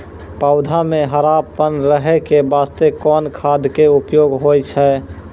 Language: Maithili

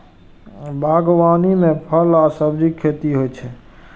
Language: Maithili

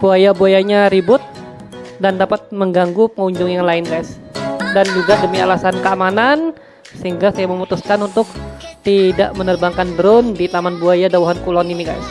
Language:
Indonesian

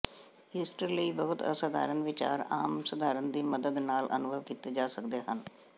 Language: Punjabi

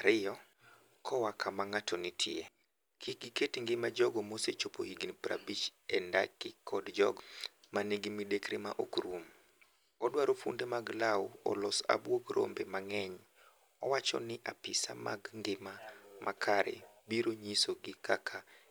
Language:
Luo (Kenya and Tanzania)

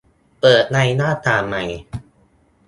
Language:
Thai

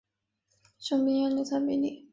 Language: Chinese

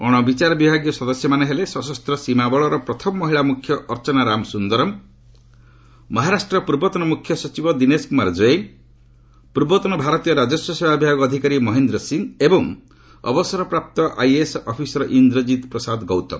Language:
Odia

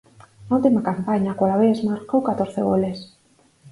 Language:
Galician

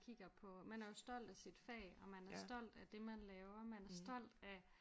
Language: Danish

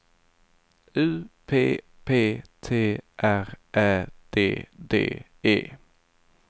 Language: Swedish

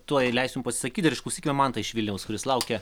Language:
Lithuanian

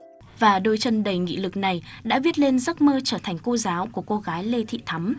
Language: Vietnamese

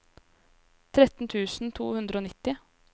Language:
Norwegian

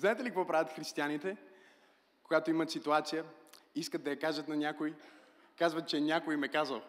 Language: Bulgarian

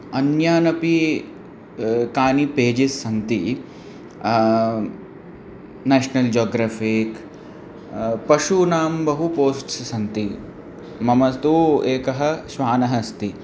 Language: Sanskrit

